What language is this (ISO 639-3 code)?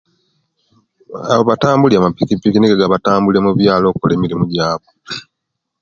lke